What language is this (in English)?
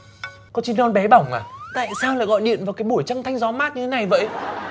Vietnamese